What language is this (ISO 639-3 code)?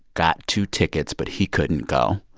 eng